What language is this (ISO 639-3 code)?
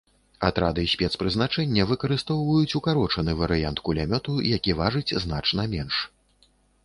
bel